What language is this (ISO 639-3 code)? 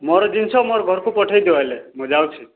ori